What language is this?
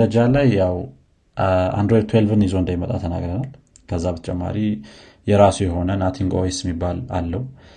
Amharic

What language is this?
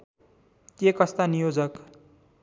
Nepali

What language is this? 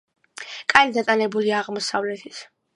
Georgian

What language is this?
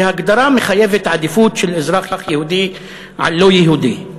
Hebrew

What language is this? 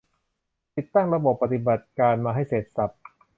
Thai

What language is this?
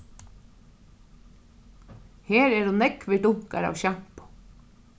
Faroese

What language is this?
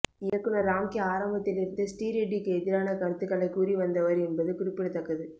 Tamil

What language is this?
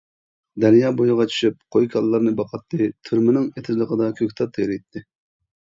Uyghur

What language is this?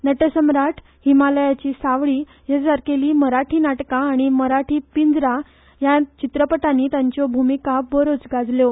Konkani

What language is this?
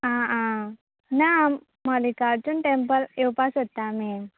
Konkani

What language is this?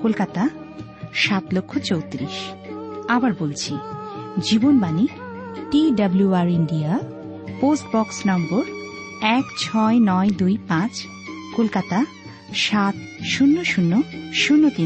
Bangla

